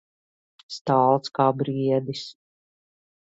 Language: Latvian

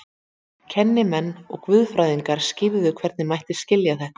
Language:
Icelandic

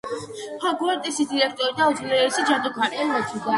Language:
Georgian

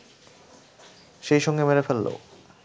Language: Bangla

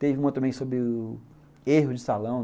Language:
Portuguese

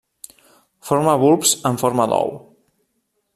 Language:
Catalan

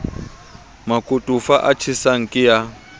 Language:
Southern Sotho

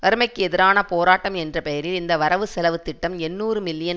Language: Tamil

